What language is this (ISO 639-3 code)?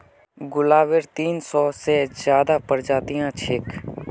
mag